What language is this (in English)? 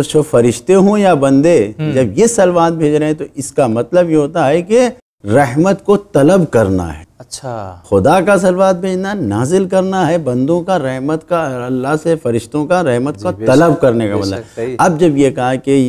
Arabic